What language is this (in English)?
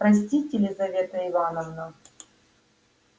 Russian